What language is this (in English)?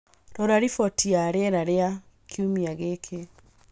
Kikuyu